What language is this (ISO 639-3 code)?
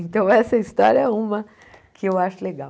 por